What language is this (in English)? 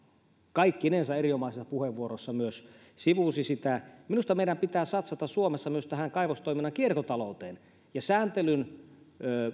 Finnish